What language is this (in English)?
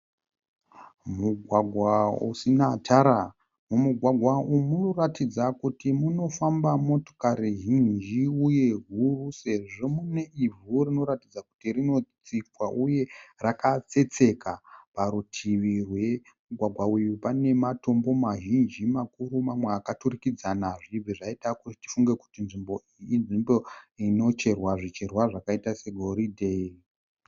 Shona